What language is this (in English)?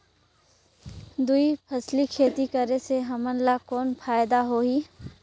Chhattisgarhi